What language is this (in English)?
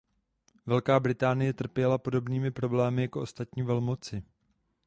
Czech